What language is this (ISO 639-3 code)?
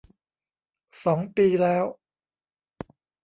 tha